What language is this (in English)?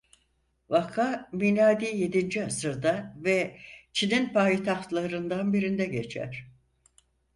Turkish